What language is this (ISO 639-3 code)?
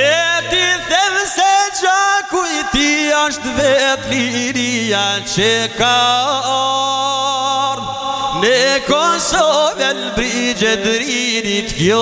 ron